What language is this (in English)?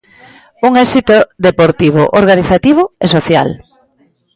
Galician